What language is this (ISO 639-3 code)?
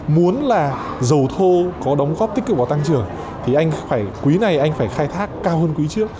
vie